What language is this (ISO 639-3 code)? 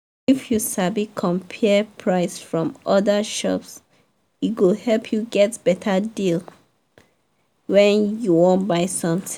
pcm